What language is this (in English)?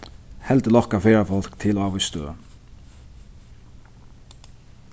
Faroese